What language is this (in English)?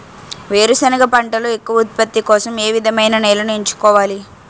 Telugu